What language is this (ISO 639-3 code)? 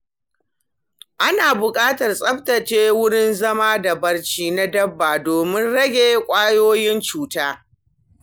hau